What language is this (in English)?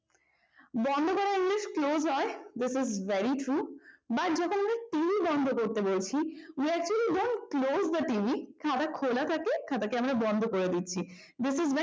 Bangla